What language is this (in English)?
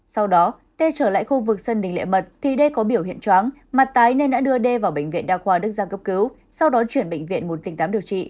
Vietnamese